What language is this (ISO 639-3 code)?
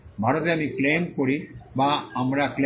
ben